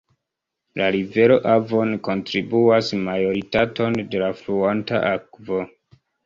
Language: Esperanto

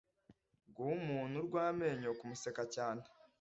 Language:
Kinyarwanda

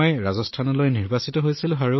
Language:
Assamese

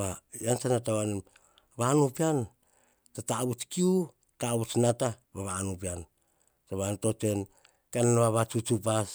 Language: Hahon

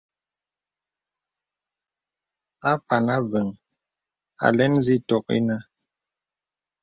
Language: Bebele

